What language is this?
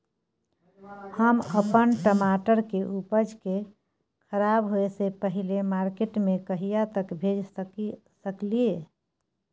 Maithili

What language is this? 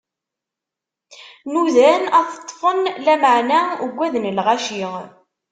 Kabyle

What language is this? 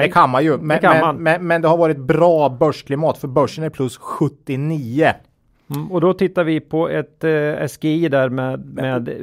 Swedish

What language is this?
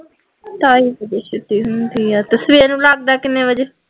Punjabi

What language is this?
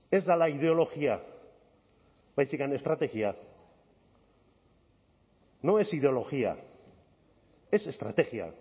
Basque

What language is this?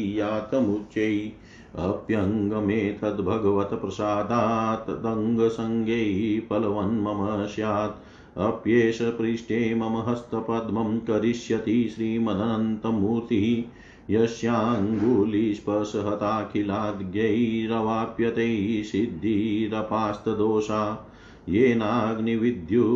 Hindi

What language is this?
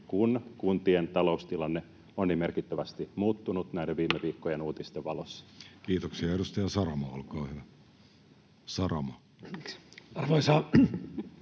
Finnish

